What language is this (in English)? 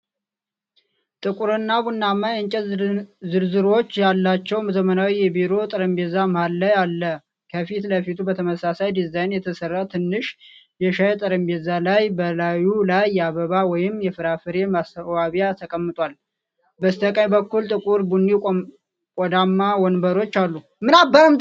Amharic